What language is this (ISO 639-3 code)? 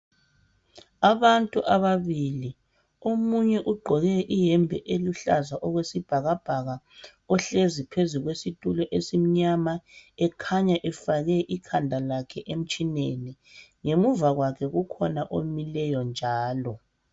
nde